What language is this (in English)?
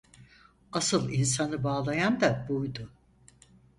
Turkish